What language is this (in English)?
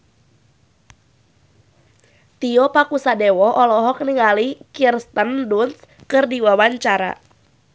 Sundanese